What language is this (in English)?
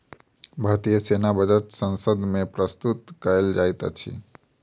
Maithili